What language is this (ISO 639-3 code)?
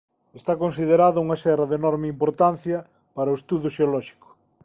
glg